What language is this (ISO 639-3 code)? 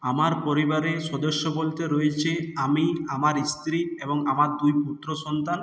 ben